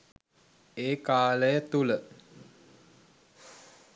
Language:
Sinhala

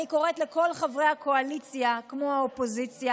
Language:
Hebrew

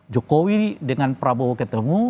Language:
Indonesian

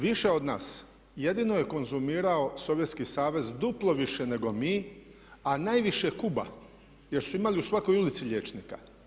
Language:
Croatian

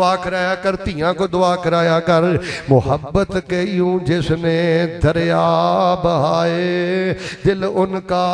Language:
Punjabi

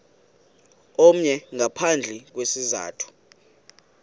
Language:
Xhosa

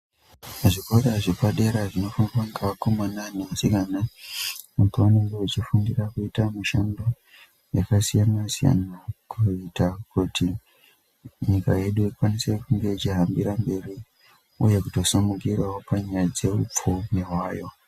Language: Ndau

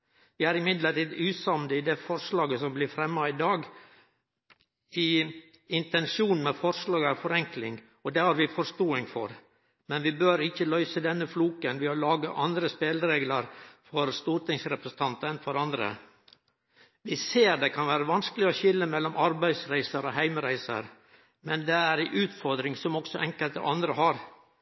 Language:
Norwegian Nynorsk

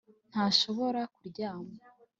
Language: Kinyarwanda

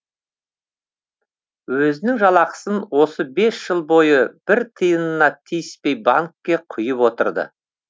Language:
Kazakh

